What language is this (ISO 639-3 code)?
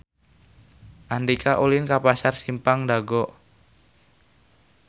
sun